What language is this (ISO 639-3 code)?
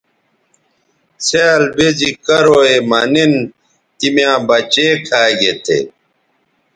btv